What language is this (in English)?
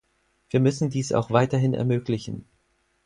German